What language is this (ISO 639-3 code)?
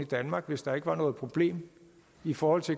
dan